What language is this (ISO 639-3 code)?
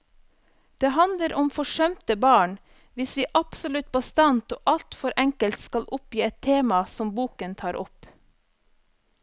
nor